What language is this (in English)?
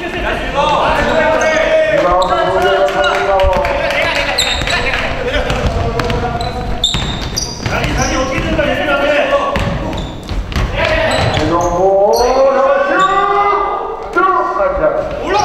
Korean